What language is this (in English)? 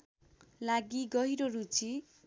Nepali